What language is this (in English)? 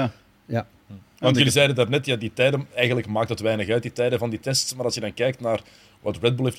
Dutch